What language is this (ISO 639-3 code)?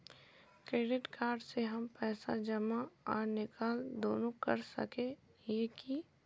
mag